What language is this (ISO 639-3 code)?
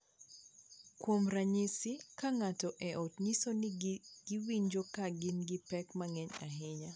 luo